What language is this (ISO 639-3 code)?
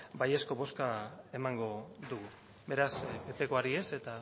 eus